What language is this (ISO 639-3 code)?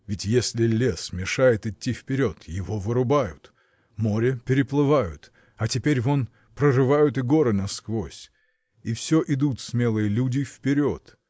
rus